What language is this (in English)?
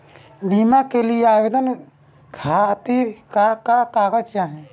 Bhojpuri